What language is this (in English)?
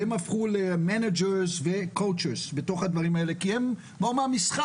Hebrew